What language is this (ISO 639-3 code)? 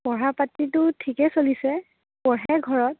asm